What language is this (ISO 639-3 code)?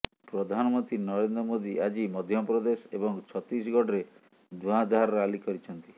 ori